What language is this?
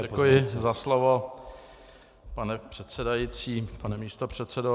Czech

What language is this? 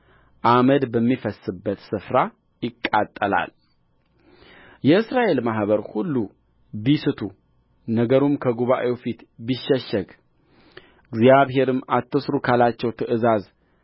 Amharic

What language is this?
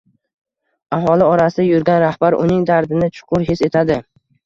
Uzbek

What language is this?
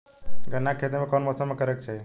Bhojpuri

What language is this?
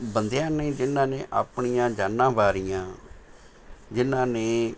Punjabi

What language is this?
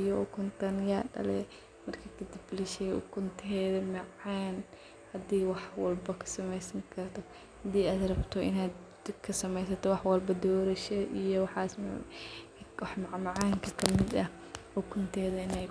Somali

